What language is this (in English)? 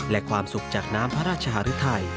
Thai